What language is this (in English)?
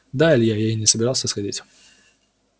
Russian